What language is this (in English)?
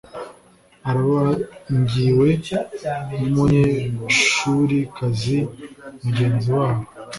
Kinyarwanda